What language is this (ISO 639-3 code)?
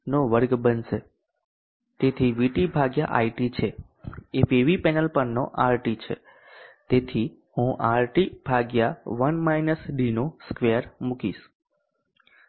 guj